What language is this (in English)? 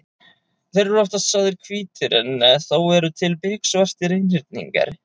Icelandic